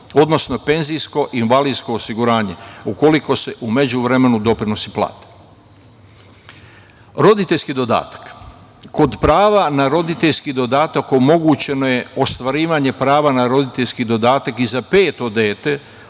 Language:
Serbian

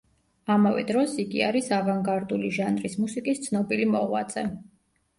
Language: Georgian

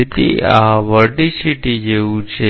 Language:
Gujarati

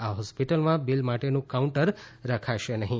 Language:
Gujarati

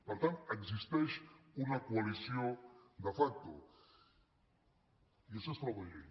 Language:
Catalan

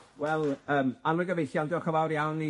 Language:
Welsh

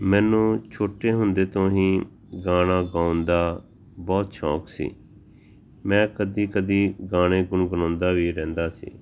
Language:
Punjabi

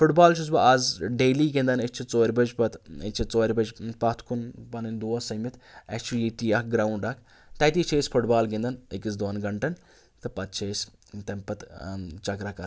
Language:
Kashmiri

